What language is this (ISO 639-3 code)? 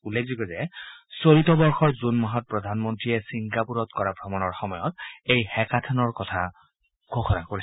asm